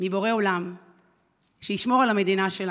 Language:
Hebrew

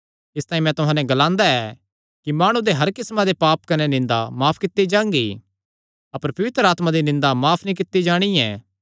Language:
Kangri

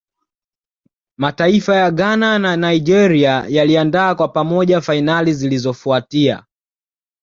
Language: Swahili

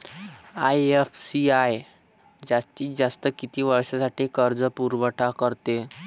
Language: Marathi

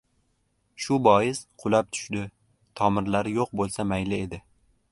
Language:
Uzbek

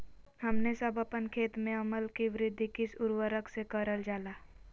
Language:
Magahi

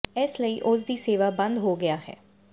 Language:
Punjabi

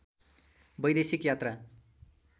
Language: Nepali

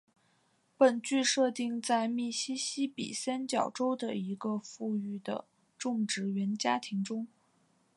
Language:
Chinese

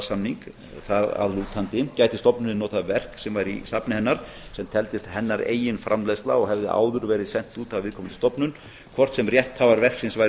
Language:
Icelandic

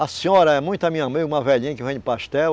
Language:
Portuguese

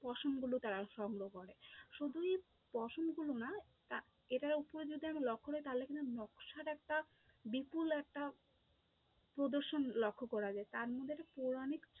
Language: Bangla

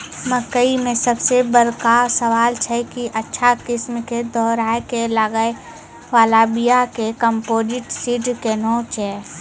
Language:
Maithili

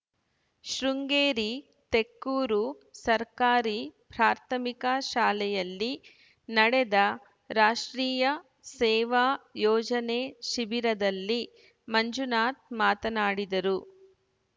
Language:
Kannada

